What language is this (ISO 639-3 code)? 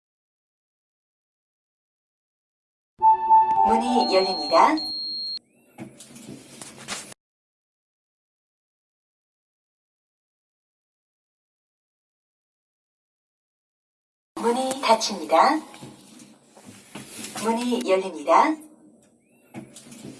kor